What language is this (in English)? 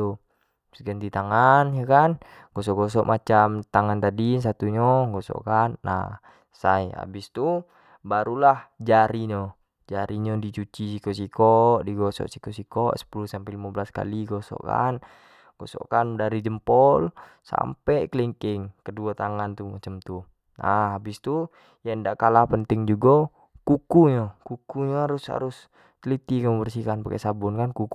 Jambi Malay